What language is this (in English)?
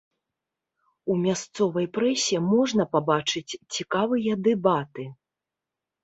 Belarusian